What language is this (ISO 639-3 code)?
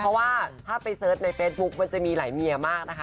tha